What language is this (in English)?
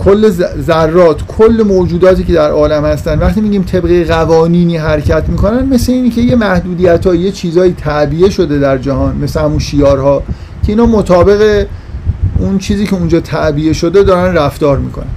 Persian